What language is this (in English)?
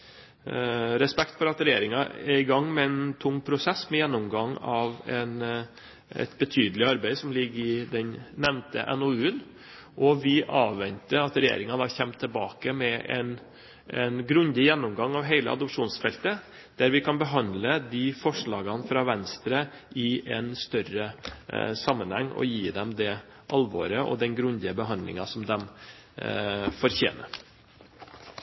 Norwegian Bokmål